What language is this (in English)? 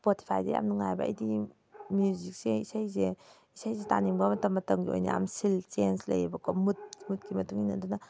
Manipuri